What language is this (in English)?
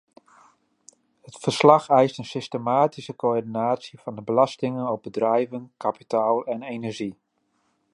Dutch